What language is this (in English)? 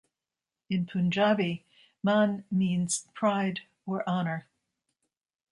English